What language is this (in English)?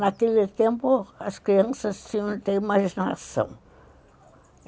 Portuguese